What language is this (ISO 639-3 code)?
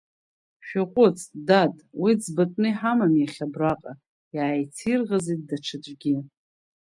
abk